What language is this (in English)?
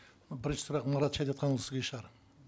Kazakh